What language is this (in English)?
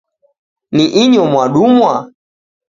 Taita